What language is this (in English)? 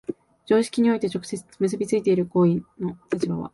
Japanese